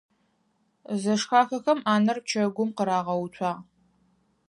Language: Adyghe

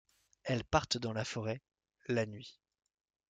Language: French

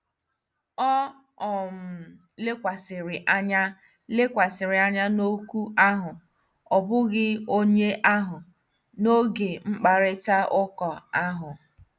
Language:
Igbo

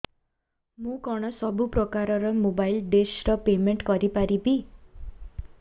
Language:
Odia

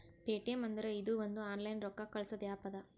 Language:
Kannada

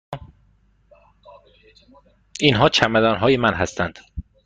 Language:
Persian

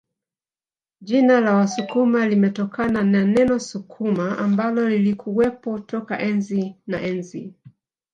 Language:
Swahili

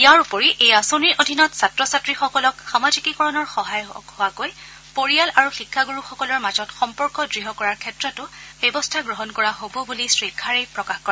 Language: Assamese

